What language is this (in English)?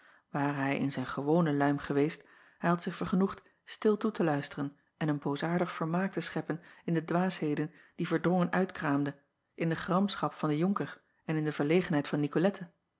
Dutch